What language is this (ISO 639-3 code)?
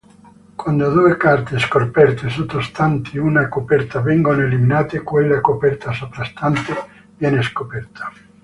ita